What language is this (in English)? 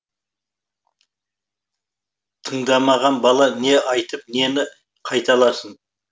Kazakh